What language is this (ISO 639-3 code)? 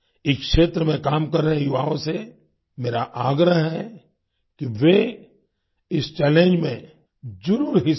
hin